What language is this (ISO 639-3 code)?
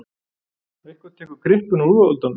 isl